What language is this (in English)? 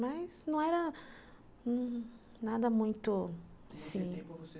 Portuguese